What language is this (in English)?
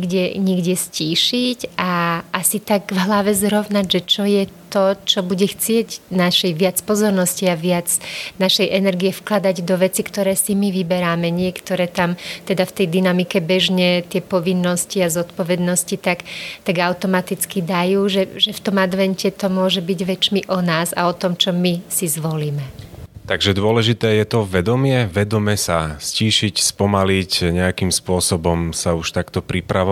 Slovak